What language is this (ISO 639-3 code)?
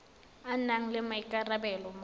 tsn